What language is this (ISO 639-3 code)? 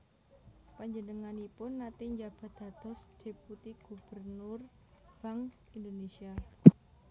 jav